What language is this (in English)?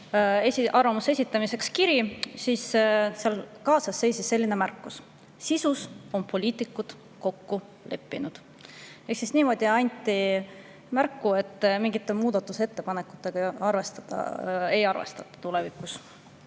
Estonian